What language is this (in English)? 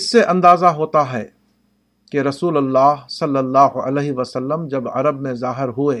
Urdu